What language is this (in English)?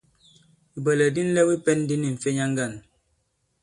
Bankon